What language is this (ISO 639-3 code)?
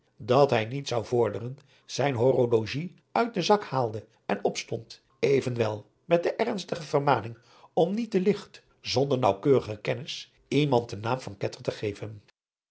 nld